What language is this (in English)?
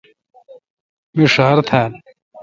Kalkoti